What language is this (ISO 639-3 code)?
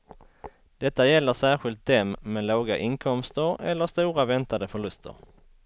swe